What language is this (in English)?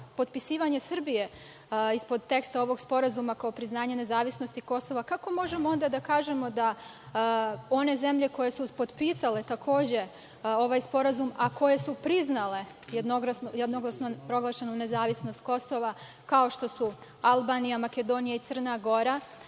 Serbian